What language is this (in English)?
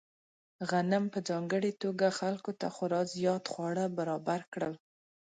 Pashto